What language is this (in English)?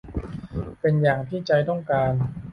Thai